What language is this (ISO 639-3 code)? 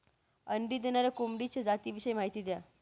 mar